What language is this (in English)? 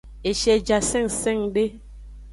Aja (Benin)